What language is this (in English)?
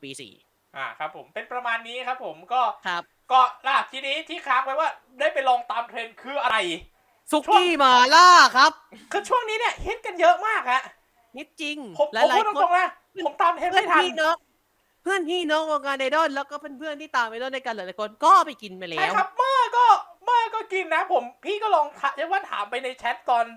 Thai